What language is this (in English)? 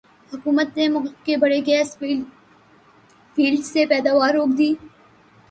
Urdu